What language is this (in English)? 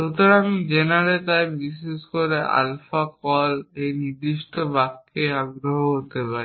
Bangla